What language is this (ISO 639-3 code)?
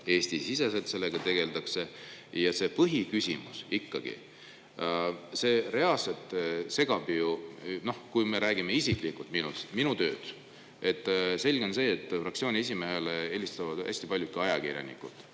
est